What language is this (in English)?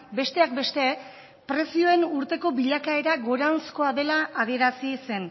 Basque